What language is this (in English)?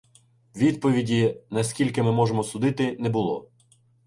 Ukrainian